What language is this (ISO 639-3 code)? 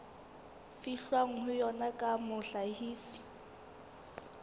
sot